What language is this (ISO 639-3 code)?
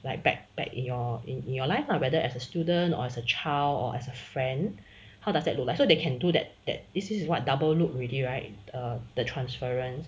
eng